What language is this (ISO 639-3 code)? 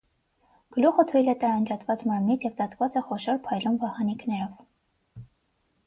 hye